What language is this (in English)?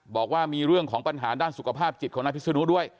Thai